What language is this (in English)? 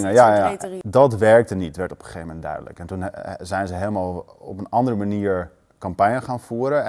Dutch